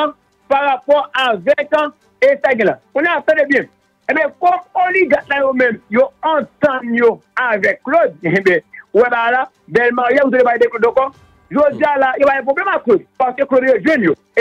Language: French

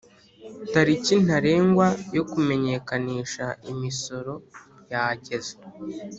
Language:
Kinyarwanda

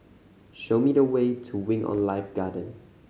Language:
English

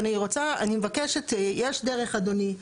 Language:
Hebrew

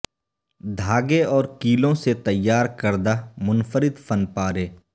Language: Urdu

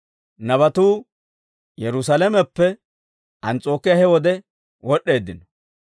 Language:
Dawro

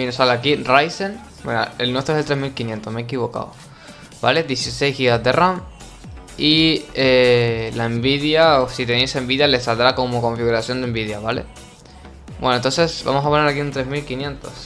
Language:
Spanish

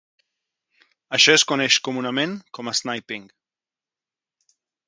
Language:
Catalan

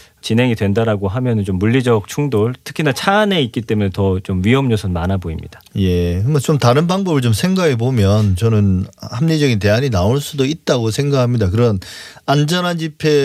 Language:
Korean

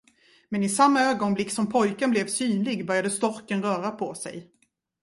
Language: Swedish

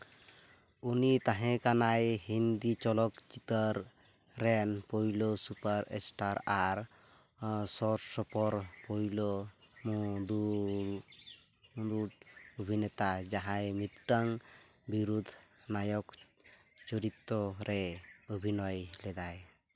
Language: Santali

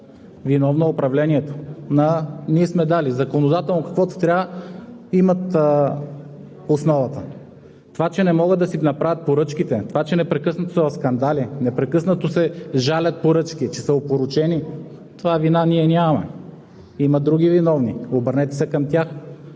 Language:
Bulgarian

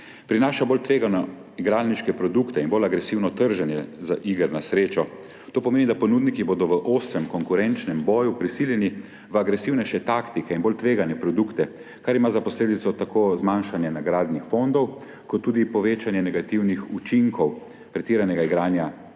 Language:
Slovenian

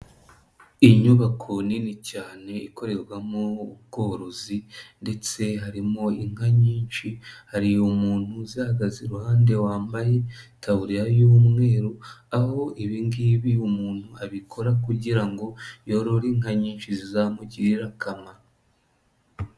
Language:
Kinyarwanda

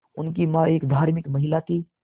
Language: Hindi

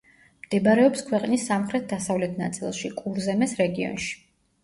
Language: Georgian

